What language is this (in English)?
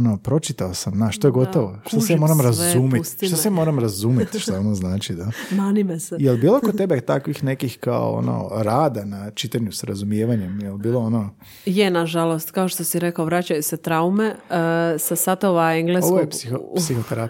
Croatian